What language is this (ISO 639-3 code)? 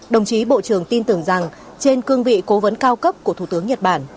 vie